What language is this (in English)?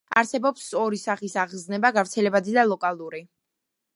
Georgian